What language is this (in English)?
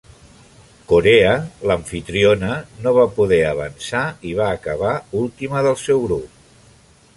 Catalan